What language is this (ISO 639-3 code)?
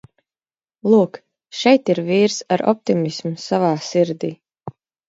lav